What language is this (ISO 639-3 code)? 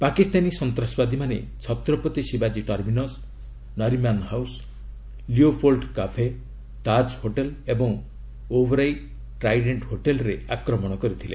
ori